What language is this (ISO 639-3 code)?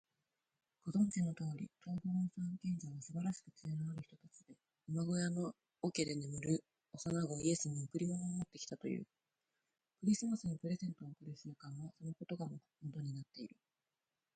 jpn